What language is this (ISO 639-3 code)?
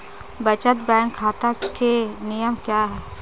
hin